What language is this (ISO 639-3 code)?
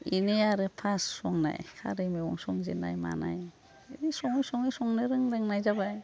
brx